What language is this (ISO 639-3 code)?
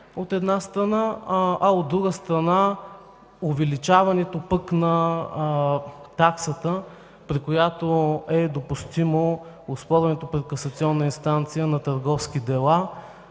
bul